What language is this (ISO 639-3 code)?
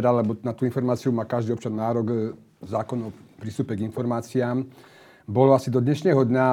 slk